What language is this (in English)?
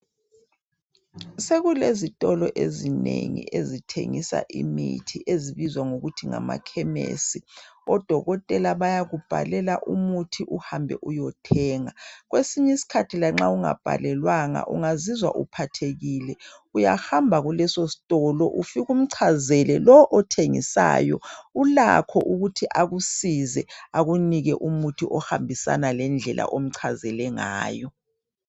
North Ndebele